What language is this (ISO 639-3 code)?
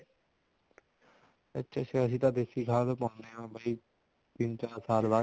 pan